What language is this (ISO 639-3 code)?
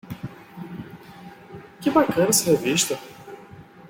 por